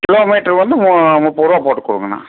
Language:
Tamil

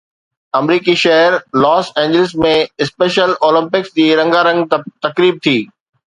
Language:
Sindhi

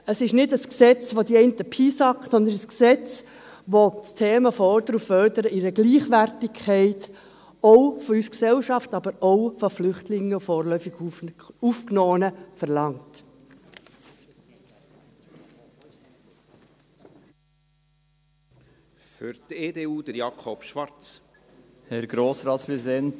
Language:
Swiss German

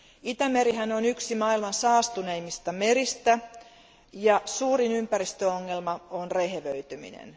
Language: Finnish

